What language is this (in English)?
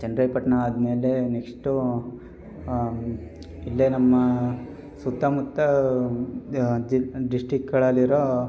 Kannada